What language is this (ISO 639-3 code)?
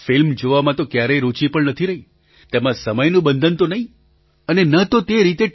guj